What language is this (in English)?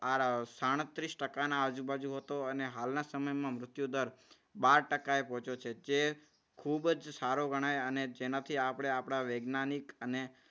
Gujarati